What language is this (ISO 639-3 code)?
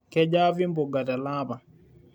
mas